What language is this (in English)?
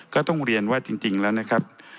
Thai